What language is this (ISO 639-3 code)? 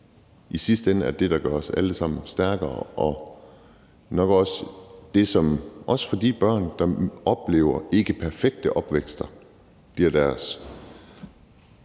dan